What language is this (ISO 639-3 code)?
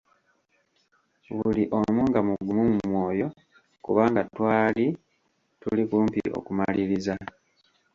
lug